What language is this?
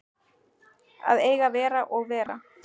Icelandic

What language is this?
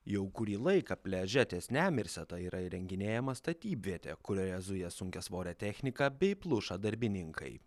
Lithuanian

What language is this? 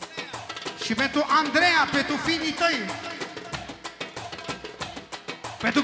Romanian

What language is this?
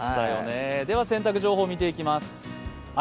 Japanese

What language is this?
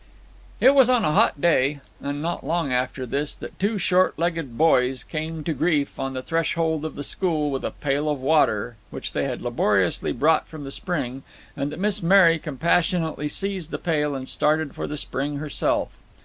English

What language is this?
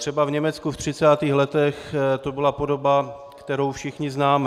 Czech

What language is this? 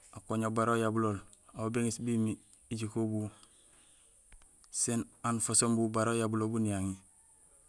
Gusilay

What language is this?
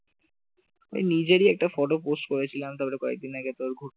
Bangla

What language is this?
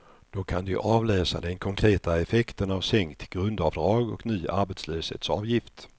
Swedish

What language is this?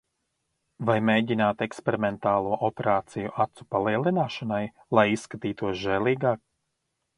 Latvian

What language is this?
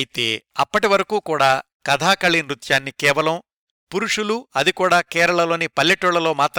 Telugu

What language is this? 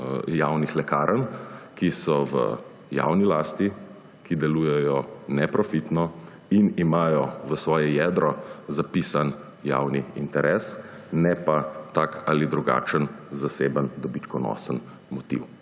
Slovenian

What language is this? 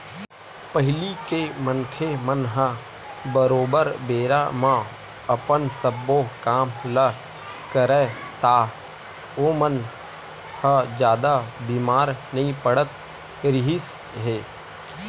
Chhattisgarhi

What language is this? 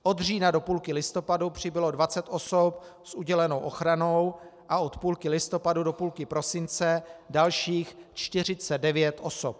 Czech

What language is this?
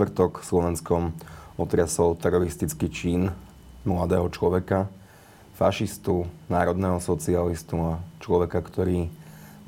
Slovak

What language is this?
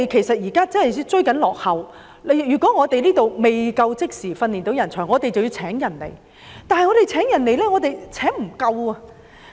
Cantonese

